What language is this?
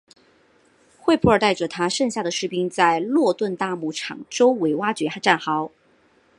Chinese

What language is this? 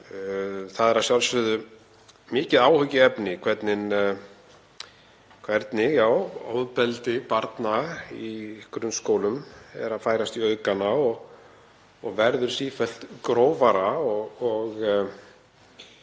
Icelandic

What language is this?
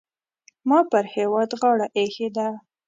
Pashto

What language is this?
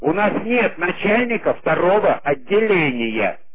Russian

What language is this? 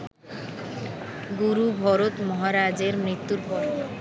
Bangla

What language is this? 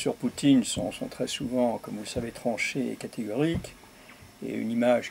French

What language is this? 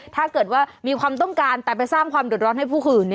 Thai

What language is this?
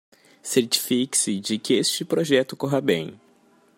Portuguese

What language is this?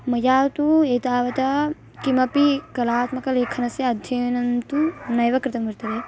Sanskrit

